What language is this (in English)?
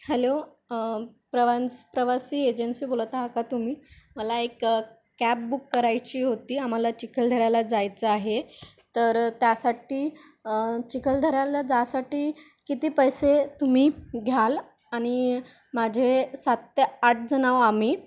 Marathi